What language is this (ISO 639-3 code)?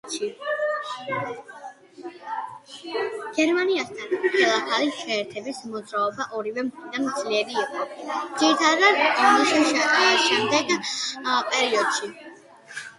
kat